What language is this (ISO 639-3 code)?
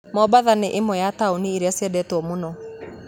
kik